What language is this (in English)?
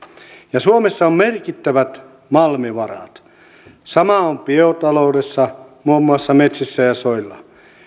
Finnish